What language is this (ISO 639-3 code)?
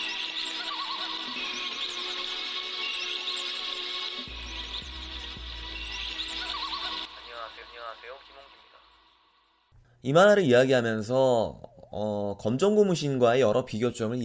kor